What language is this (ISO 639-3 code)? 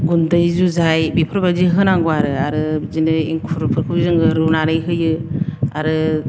brx